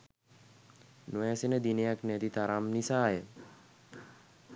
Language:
Sinhala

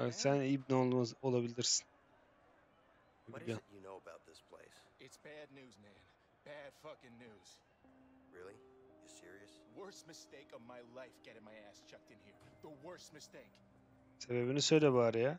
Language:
Turkish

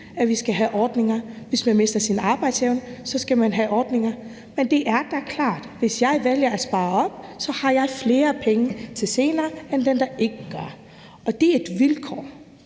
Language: Danish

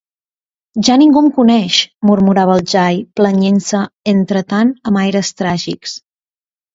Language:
Catalan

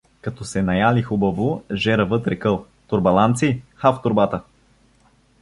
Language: Bulgarian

